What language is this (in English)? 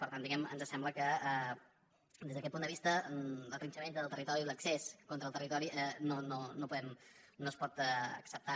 Catalan